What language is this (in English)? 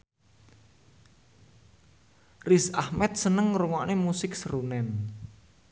Javanese